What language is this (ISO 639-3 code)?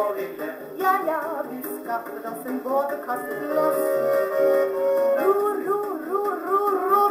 nld